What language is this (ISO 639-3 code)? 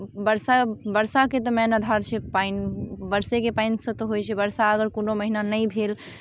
mai